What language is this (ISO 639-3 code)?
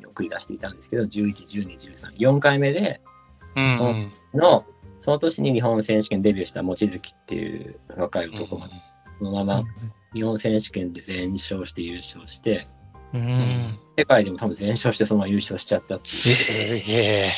jpn